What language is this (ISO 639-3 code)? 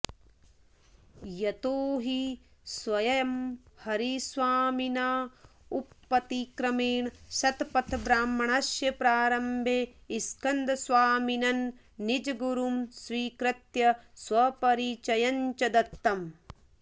san